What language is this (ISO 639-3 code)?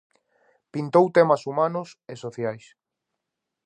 glg